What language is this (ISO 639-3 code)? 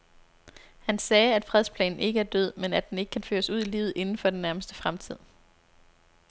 dan